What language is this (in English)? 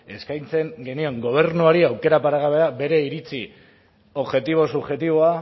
Basque